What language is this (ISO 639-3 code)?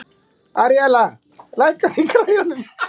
isl